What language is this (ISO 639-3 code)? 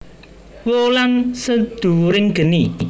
jav